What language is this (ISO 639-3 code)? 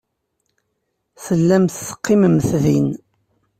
kab